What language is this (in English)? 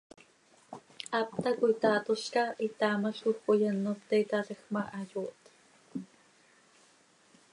Seri